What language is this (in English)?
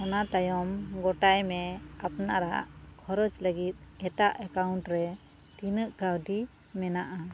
Santali